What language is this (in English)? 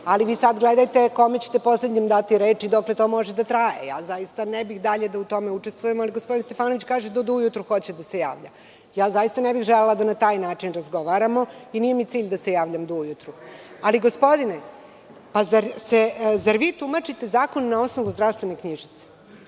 Serbian